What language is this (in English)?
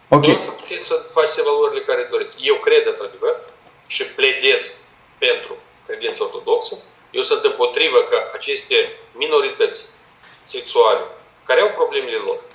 Romanian